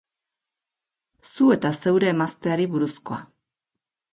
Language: Basque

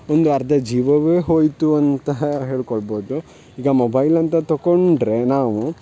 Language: Kannada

